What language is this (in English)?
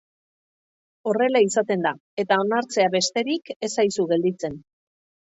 Basque